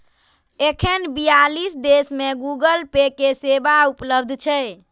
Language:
Maithili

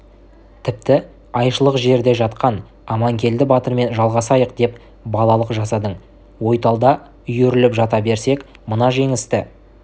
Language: Kazakh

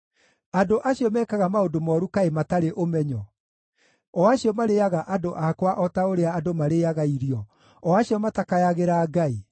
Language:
Kikuyu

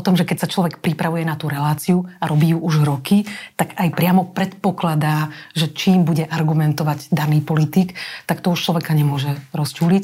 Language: Slovak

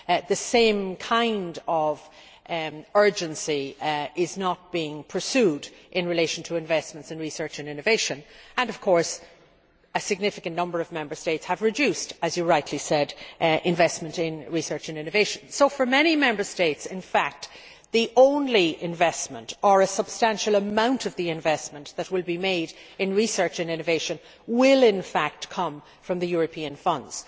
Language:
English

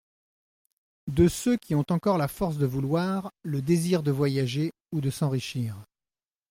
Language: French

